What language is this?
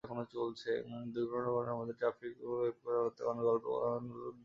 Bangla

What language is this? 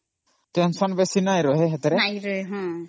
Odia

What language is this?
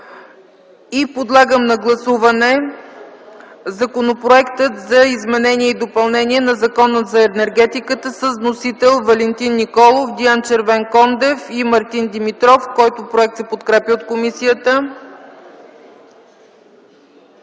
Bulgarian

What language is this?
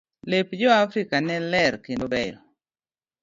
Luo (Kenya and Tanzania)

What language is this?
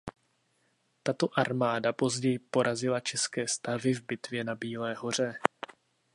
Czech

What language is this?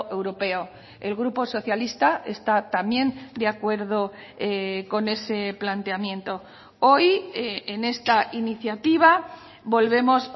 Spanish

